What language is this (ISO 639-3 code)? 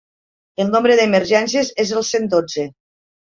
cat